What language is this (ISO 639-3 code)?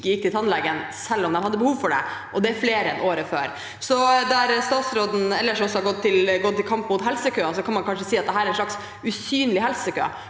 nor